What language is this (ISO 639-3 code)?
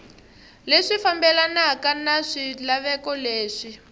tso